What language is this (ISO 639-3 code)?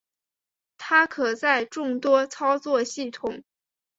zho